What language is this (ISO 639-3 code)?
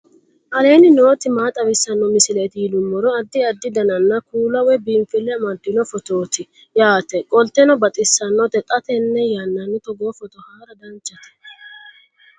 sid